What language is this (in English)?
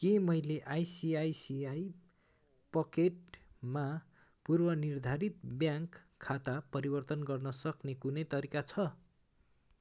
Nepali